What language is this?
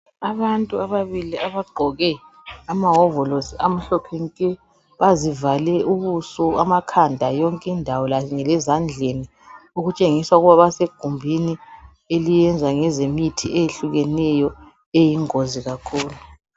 North Ndebele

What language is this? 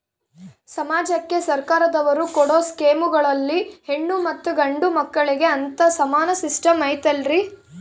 Kannada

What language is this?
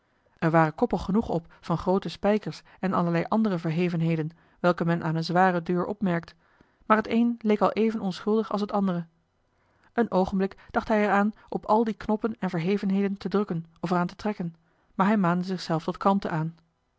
Dutch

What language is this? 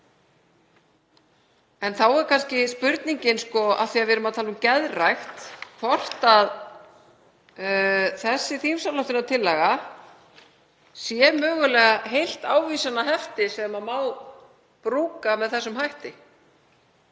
Icelandic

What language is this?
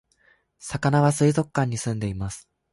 Japanese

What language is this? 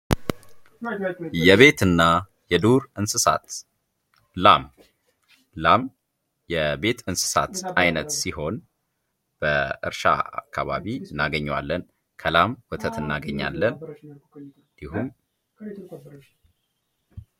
Amharic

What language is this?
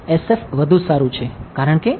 Gujarati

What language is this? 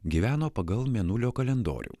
Lithuanian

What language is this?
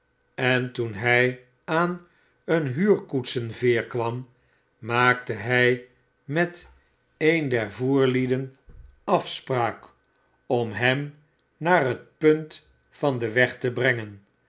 Dutch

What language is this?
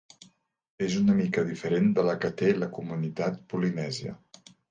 Catalan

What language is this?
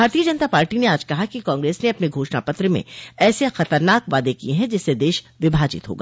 Hindi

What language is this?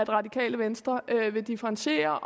Danish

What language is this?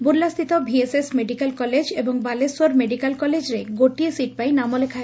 Odia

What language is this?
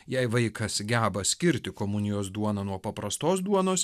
Lithuanian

